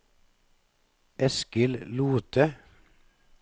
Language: Norwegian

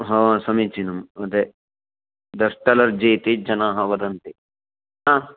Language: Sanskrit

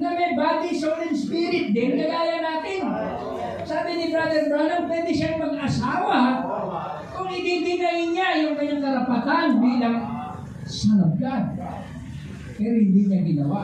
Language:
Filipino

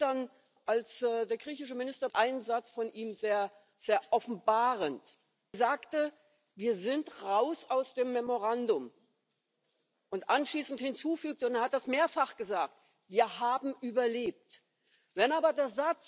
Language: German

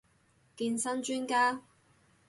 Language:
Cantonese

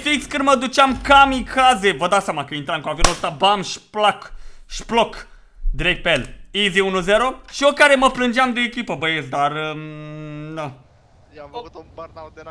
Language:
Romanian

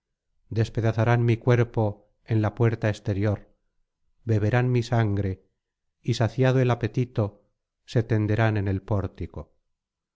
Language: Spanish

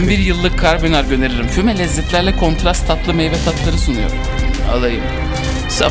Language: Turkish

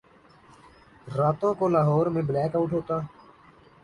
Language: Urdu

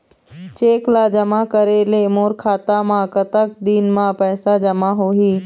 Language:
Chhattisgarhi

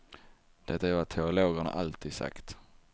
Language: Swedish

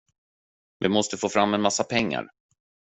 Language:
Swedish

